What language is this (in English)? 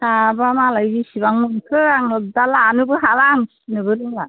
Bodo